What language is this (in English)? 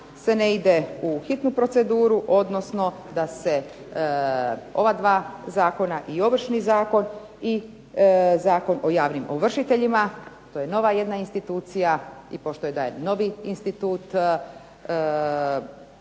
Croatian